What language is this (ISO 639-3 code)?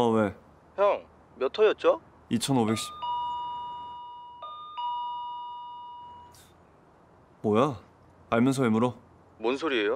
kor